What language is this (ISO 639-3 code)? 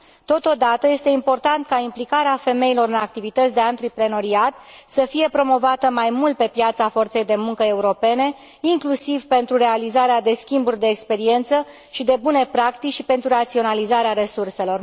ron